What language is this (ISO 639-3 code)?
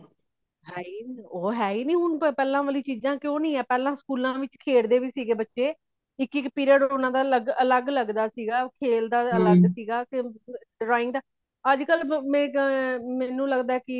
pan